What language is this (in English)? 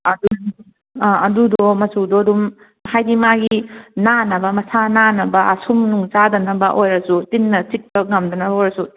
Manipuri